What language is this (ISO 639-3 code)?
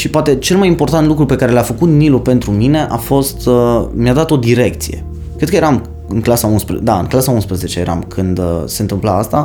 ron